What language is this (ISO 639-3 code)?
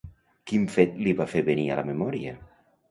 cat